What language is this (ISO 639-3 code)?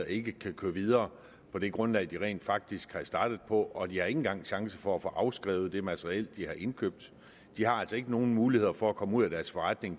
dan